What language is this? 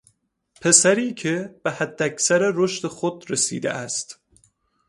Persian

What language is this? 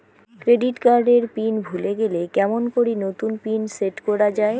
Bangla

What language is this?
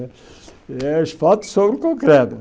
Portuguese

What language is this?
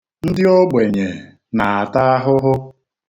Igbo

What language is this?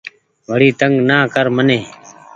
Goaria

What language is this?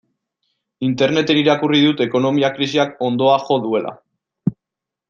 Basque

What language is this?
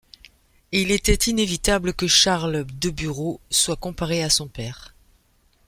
French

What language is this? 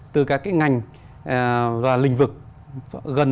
Vietnamese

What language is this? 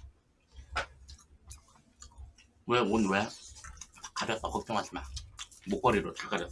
Korean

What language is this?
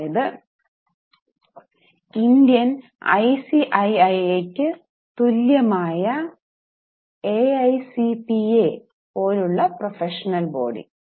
Malayalam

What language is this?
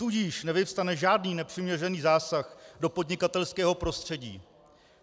Czech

